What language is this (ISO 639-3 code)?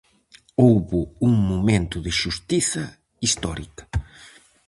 glg